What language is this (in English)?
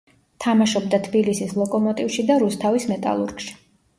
Georgian